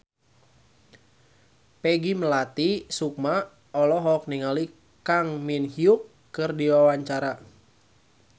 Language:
Sundanese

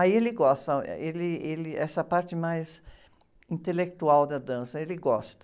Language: Portuguese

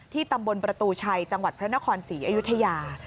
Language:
Thai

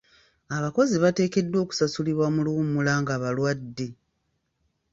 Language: Ganda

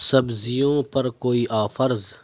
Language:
Urdu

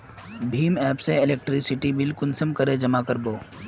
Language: Magahi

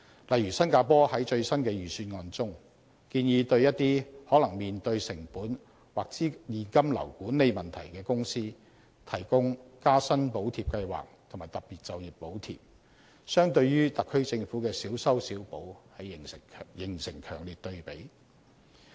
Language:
Cantonese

